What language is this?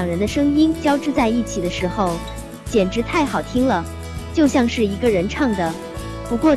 Chinese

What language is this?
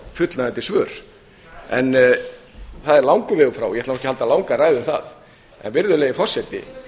Icelandic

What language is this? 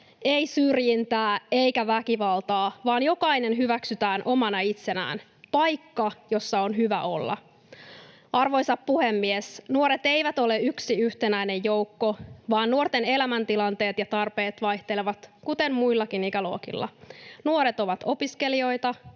Finnish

